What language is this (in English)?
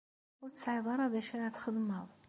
Kabyle